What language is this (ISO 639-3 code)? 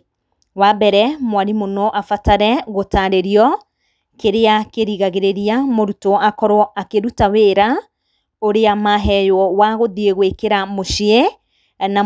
kik